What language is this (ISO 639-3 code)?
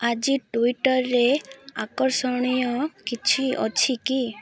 ori